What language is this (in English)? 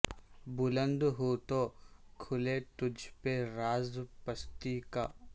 Urdu